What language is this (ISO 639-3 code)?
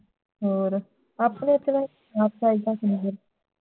pan